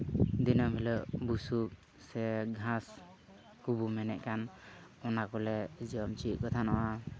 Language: Santali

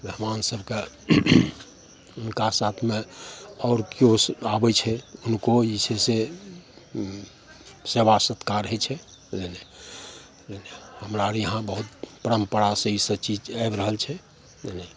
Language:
Maithili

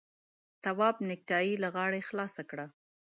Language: Pashto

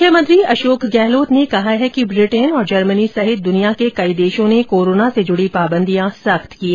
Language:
Hindi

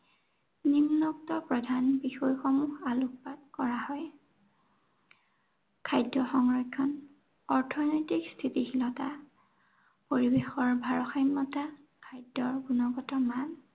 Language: Assamese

